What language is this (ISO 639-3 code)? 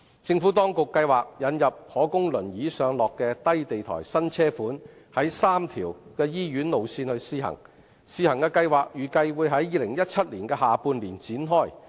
yue